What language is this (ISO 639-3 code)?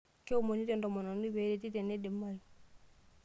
mas